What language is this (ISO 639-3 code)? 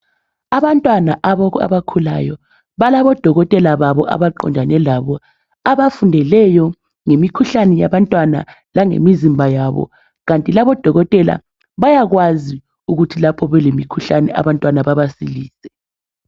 nde